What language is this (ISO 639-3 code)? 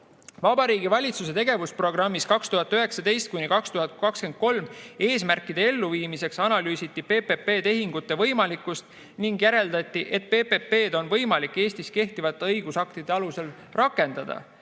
est